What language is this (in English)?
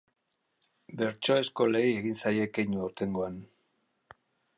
Basque